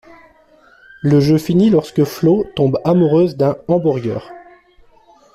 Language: French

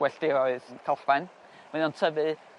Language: Welsh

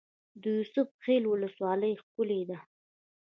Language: Pashto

